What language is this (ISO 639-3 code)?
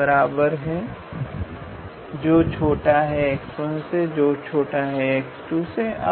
hin